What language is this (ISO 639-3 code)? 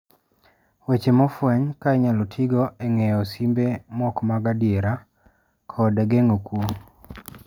luo